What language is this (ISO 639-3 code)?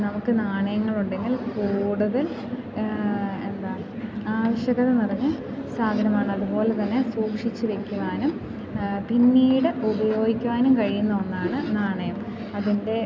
mal